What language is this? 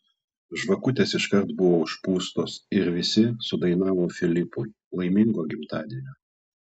Lithuanian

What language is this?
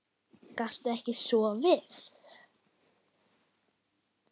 Icelandic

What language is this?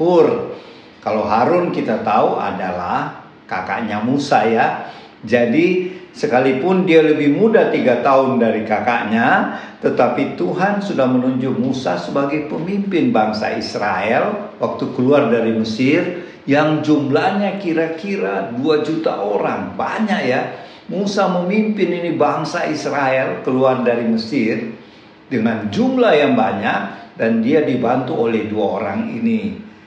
Indonesian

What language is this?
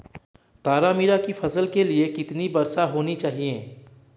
Hindi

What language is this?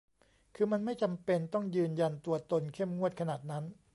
Thai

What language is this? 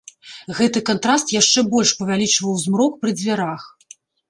Belarusian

